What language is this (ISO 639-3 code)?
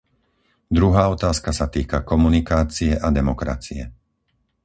slk